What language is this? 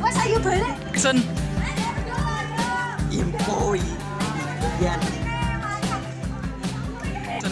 Indonesian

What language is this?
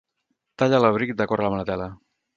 Catalan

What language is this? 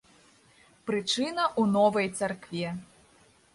Belarusian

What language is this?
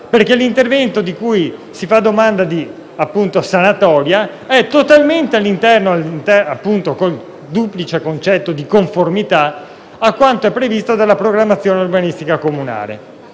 Italian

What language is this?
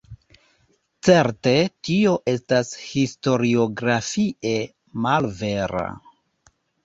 Esperanto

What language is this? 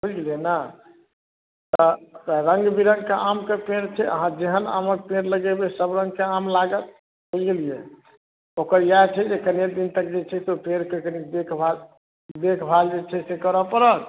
Maithili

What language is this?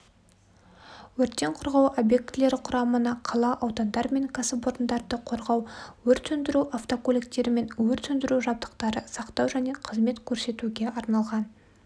Kazakh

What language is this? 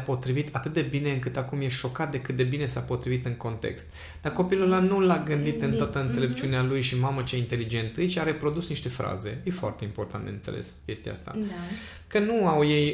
Romanian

